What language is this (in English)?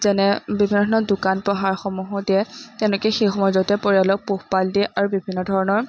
Assamese